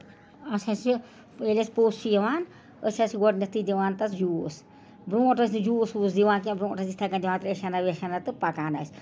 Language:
Kashmiri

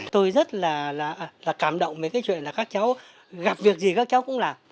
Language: Vietnamese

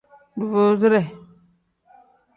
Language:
Tem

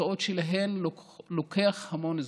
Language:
Hebrew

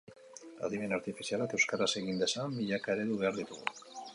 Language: Basque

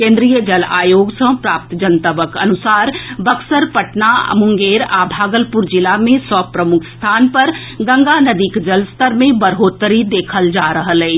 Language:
Maithili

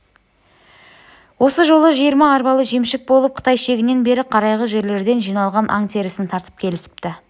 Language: Kazakh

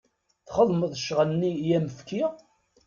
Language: Kabyle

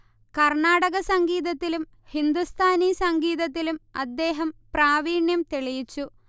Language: Malayalam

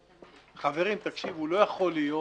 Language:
Hebrew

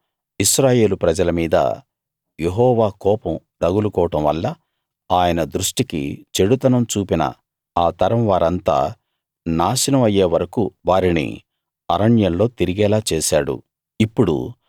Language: Telugu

